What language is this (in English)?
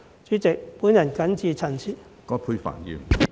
Cantonese